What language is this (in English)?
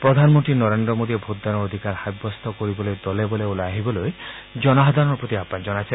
Assamese